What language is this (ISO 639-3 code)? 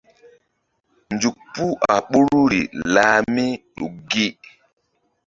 mdd